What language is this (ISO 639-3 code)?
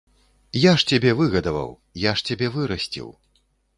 bel